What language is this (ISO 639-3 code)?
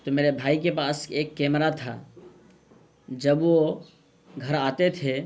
urd